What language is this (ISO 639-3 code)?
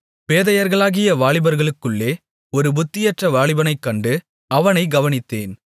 tam